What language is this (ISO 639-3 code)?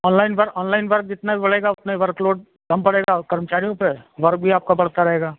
hin